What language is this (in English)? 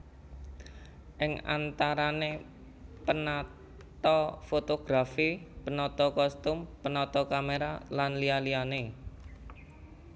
Javanese